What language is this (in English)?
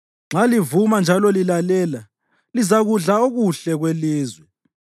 North Ndebele